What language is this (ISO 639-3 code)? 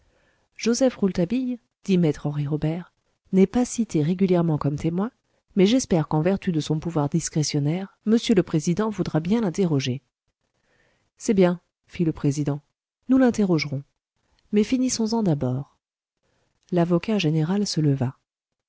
fra